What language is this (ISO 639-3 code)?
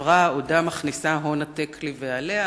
heb